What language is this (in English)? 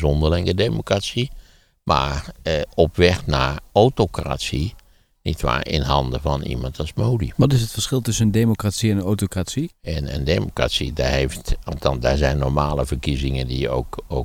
Dutch